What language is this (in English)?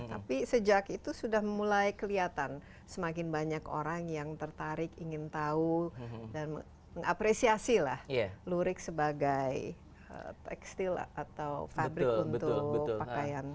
Indonesian